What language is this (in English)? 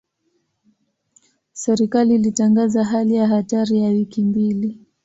Swahili